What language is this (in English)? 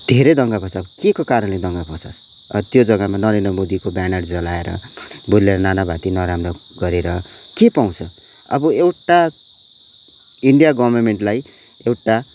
Nepali